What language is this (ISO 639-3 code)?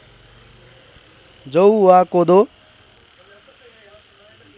nep